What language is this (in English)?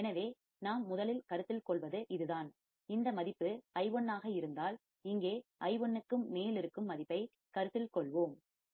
Tamil